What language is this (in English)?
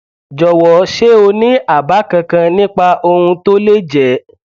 Yoruba